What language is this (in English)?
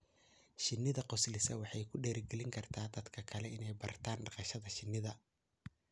Somali